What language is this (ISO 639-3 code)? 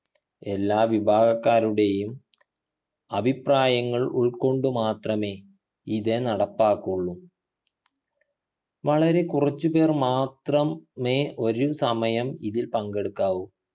mal